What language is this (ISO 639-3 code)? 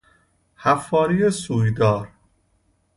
fas